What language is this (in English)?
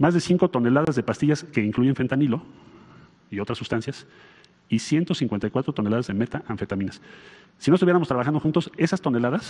Spanish